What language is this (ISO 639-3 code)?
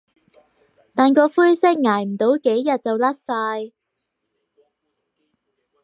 yue